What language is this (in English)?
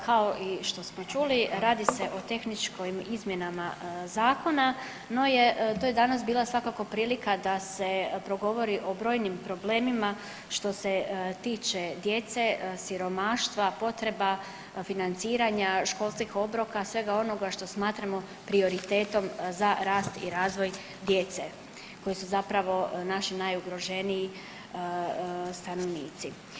Croatian